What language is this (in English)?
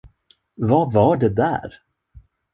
Swedish